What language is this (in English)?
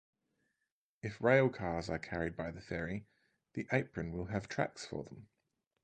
English